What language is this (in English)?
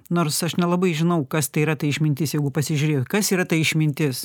Lithuanian